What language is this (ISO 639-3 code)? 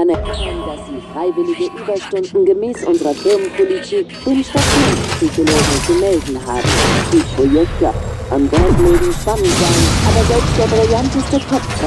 deu